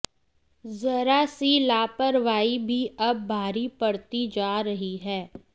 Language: Hindi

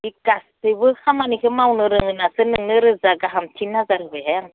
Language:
Bodo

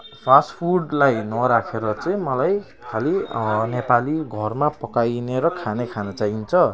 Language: Nepali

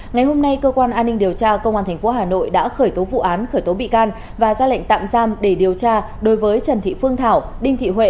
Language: Vietnamese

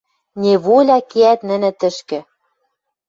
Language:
Western Mari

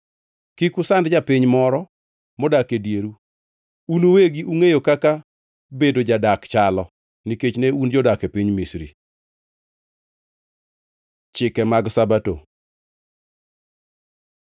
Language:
Luo (Kenya and Tanzania)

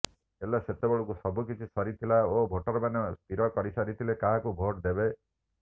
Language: Odia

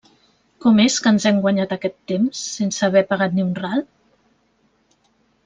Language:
Catalan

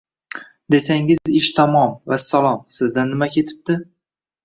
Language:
Uzbek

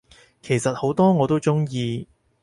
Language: Cantonese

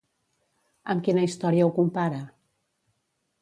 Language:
Catalan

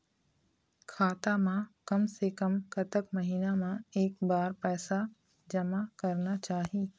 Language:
Chhattisgarhi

